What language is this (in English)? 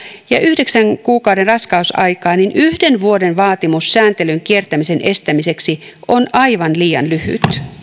Finnish